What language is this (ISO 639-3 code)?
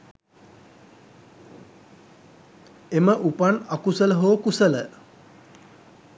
sin